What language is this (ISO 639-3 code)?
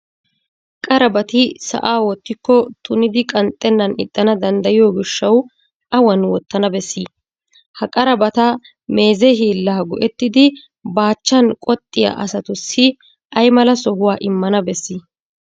wal